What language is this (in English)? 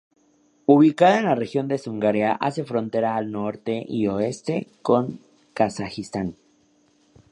Spanish